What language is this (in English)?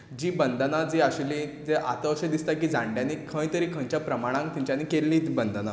Konkani